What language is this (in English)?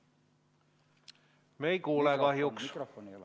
Estonian